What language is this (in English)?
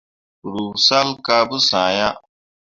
Mundang